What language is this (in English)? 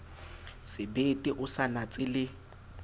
Southern Sotho